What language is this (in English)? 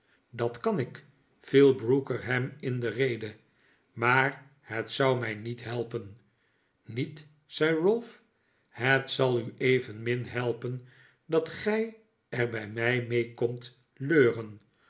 Dutch